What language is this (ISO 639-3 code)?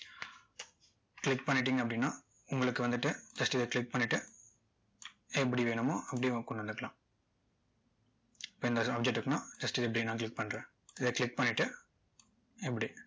tam